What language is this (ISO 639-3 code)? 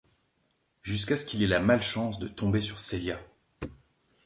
fra